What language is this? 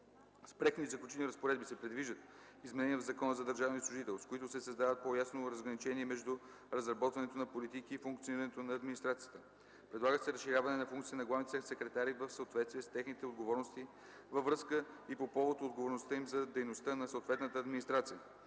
Bulgarian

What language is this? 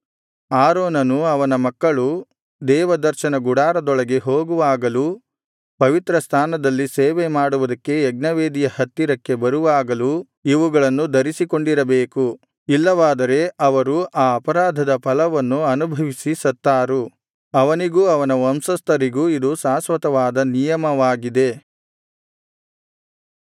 Kannada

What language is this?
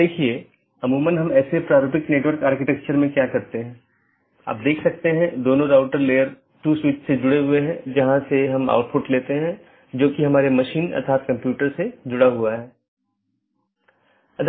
Hindi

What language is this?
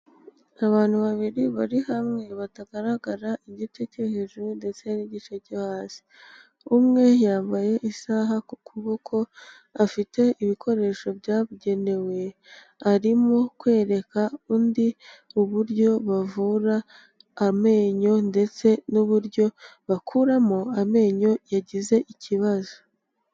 Kinyarwanda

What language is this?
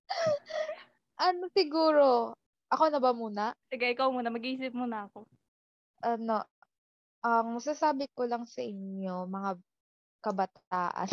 Filipino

